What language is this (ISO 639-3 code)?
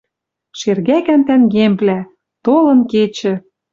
mrj